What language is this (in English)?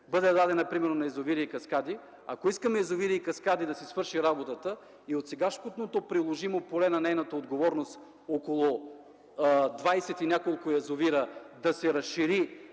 Bulgarian